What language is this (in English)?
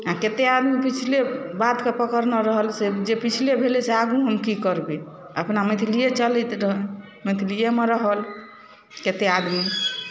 Maithili